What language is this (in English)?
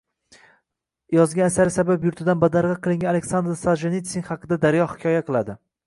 Uzbek